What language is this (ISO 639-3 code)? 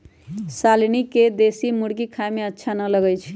mag